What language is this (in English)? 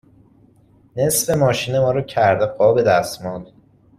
Persian